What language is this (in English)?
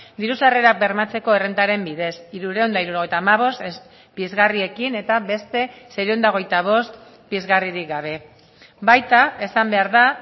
Basque